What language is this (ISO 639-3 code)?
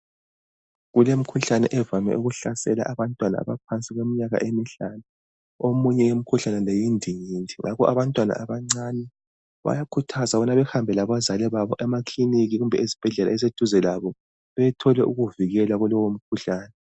nde